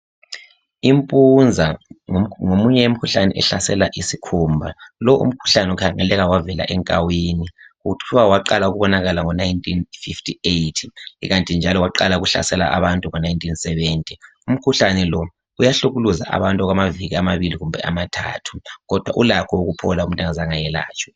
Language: North Ndebele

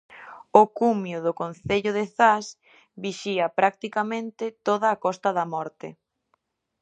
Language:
Galician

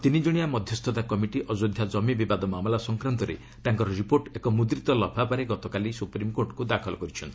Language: Odia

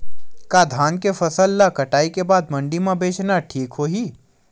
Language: Chhattisgarhi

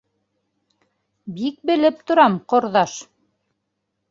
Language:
Bashkir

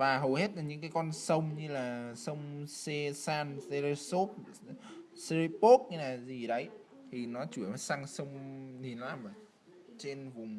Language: Vietnamese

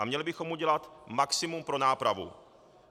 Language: Czech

